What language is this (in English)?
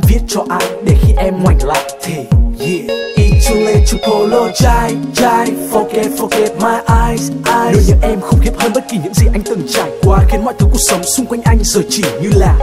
Vietnamese